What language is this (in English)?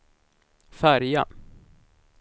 Swedish